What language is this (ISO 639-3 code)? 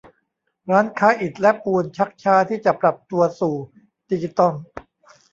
tha